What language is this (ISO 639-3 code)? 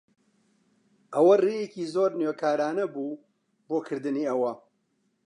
ckb